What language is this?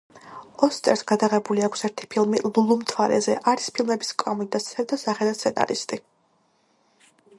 Georgian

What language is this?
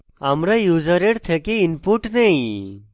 Bangla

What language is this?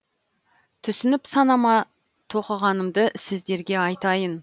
Kazakh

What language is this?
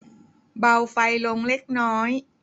Thai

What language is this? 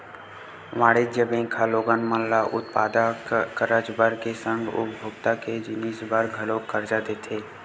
Chhattisgarhi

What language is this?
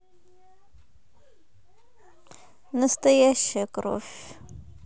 Russian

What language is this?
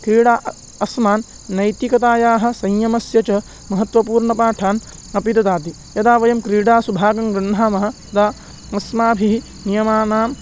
Sanskrit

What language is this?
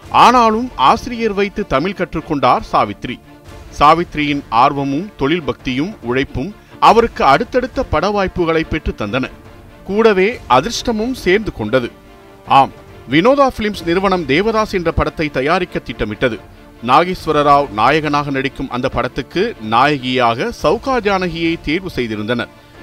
Tamil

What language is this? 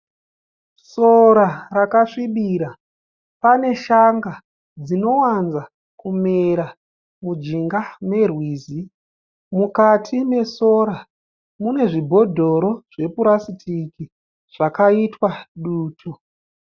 Shona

